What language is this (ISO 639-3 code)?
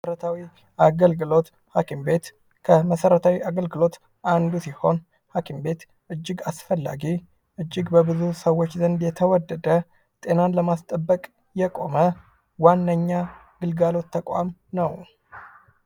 amh